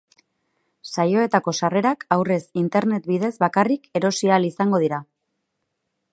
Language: Basque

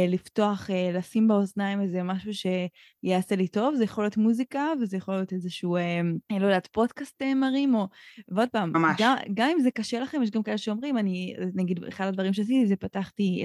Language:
Hebrew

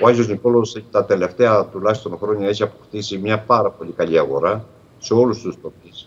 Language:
Greek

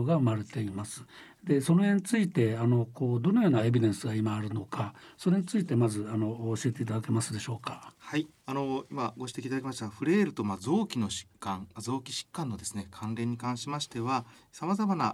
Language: Japanese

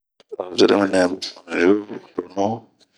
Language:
Bomu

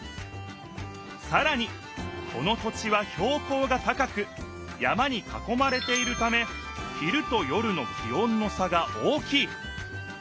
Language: Japanese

